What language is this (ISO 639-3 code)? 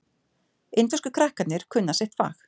isl